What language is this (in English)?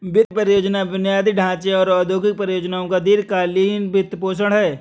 Hindi